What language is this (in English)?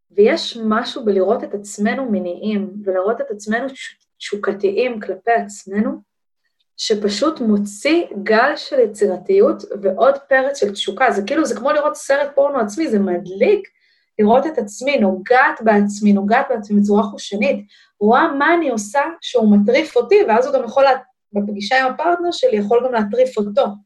Hebrew